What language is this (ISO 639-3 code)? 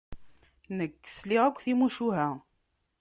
kab